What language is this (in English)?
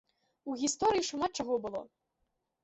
Belarusian